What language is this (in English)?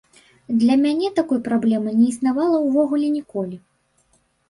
Belarusian